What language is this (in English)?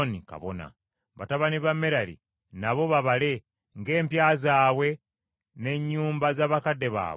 Ganda